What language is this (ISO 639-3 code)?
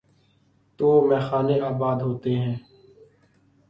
urd